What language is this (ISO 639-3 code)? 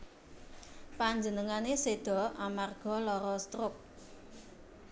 jav